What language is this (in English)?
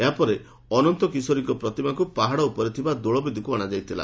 Odia